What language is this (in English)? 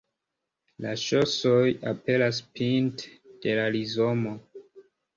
Esperanto